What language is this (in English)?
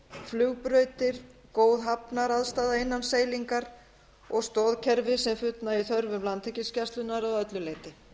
Icelandic